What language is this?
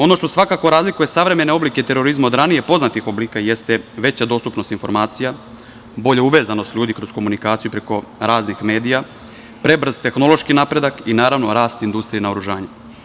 Serbian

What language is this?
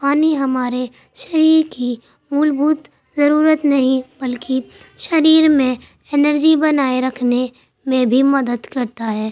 Urdu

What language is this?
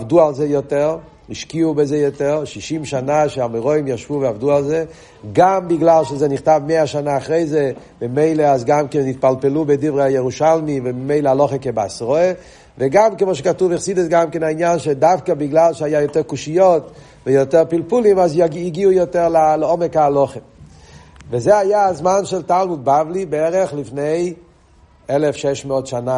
Hebrew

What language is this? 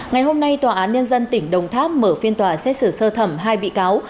Vietnamese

